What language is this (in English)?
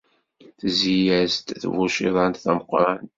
Kabyle